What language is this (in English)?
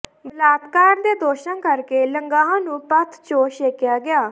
Punjabi